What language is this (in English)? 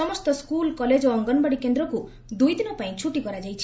Odia